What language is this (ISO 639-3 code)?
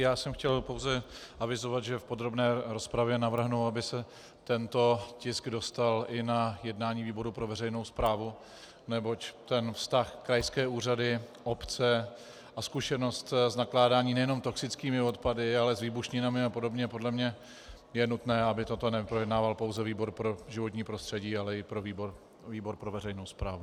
ces